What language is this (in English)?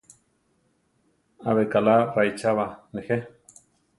Central Tarahumara